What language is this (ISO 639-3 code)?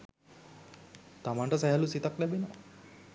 sin